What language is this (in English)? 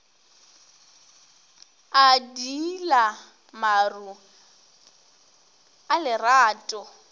Northern Sotho